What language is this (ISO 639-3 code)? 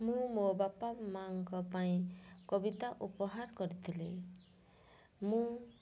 ori